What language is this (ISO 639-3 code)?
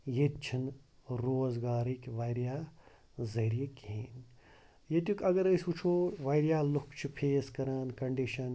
kas